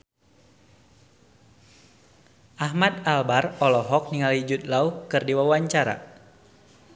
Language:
Sundanese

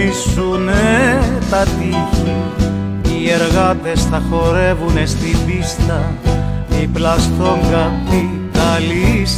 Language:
Greek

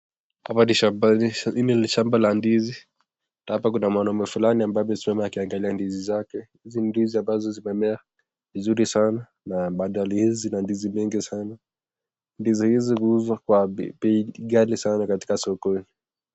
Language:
Swahili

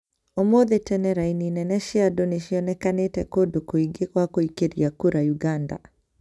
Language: Kikuyu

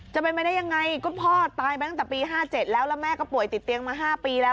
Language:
Thai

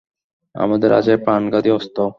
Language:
Bangla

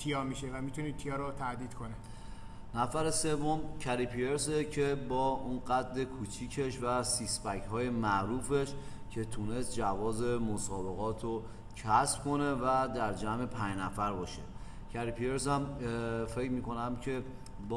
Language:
Persian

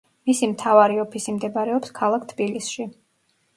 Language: Georgian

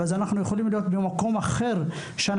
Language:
Hebrew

